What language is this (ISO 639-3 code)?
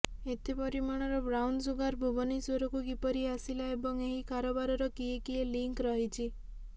ori